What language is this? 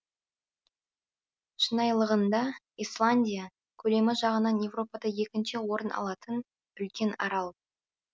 Kazakh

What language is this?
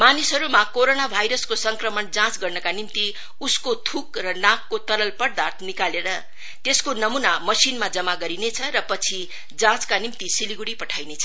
Nepali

